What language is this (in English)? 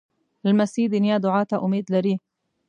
Pashto